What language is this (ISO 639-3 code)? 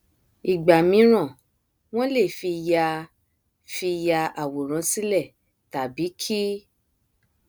yor